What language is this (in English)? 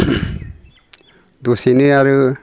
Bodo